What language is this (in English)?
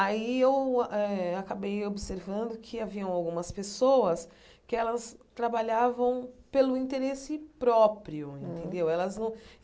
Portuguese